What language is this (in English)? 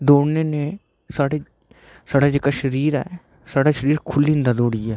Dogri